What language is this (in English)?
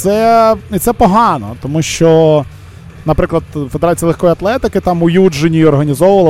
Ukrainian